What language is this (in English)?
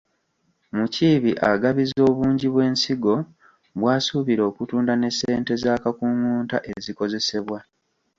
Ganda